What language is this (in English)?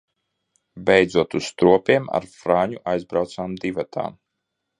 Latvian